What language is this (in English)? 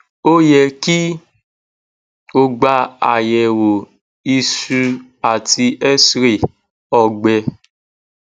Yoruba